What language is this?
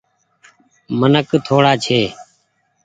Goaria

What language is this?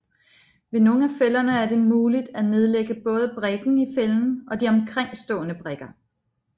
Danish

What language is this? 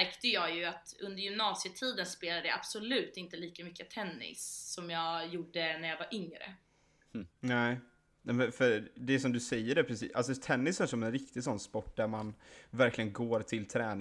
Swedish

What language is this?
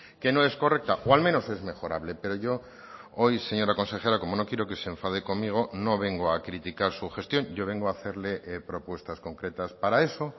Spanish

